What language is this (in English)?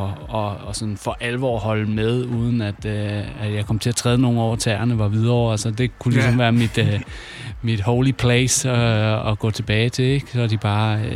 Danish